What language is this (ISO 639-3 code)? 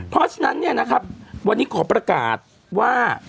tha